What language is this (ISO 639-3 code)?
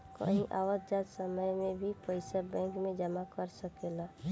bho